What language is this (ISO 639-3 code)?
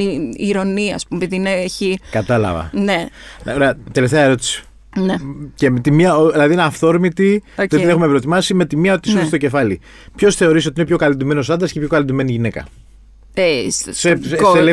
ell